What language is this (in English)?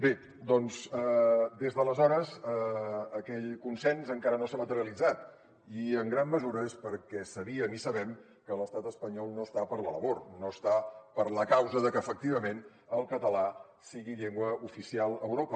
Catalan